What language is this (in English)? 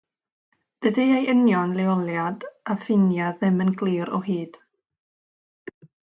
Welsh